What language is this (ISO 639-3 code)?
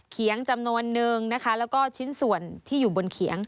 tha